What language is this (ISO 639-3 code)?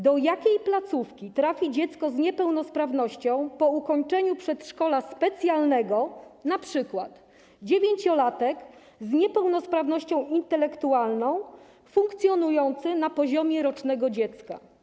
pol